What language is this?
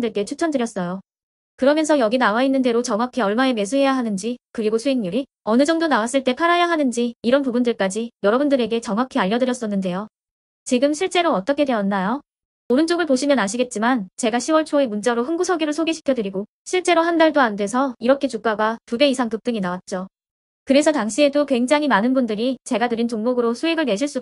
Korean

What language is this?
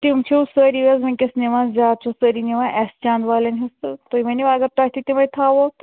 Kashmiri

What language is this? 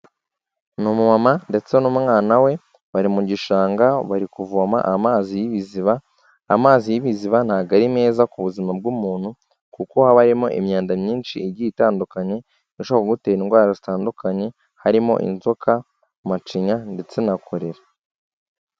Kinyarwanda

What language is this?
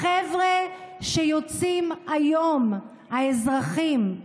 Hebrew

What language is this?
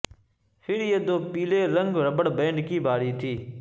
Urdu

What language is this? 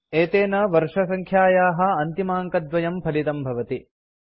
Sanskrit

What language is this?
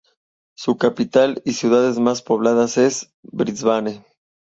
Spanish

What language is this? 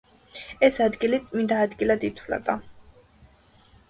Georgian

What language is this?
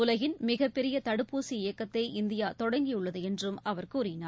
Tamil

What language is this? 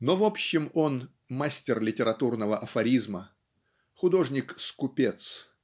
Russian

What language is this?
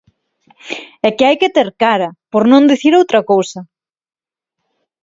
Galician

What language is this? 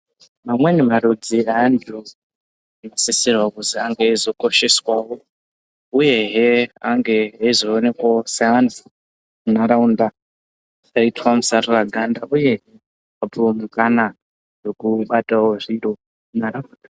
Ndau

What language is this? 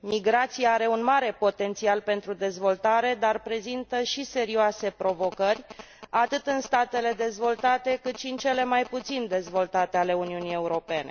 Romanian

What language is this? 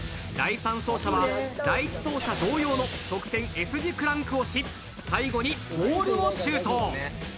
Japanese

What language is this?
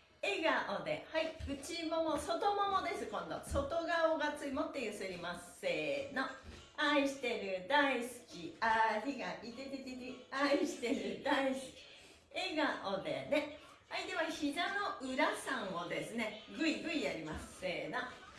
Japanese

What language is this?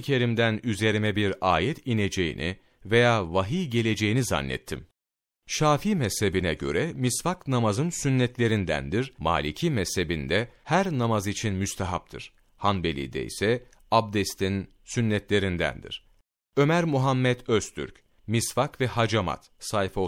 Turkish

